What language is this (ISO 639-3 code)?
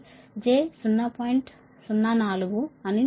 tel